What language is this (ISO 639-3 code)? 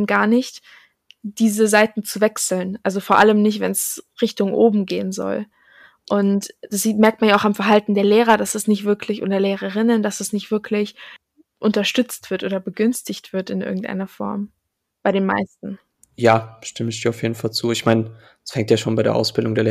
deu